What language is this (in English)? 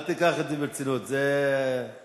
Hebrew